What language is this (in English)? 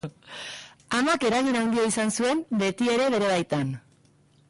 Basque